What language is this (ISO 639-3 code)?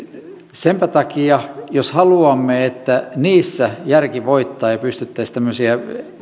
fin